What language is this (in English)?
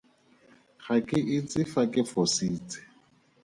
Tswana